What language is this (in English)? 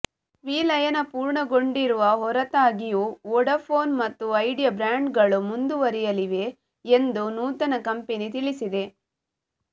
Kannada